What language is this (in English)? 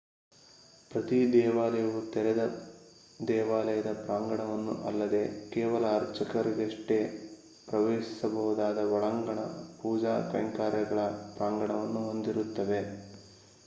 Kannada